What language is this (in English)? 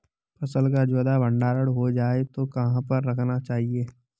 Hindi